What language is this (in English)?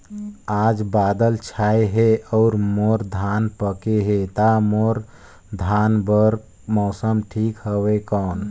Chhattisgarhi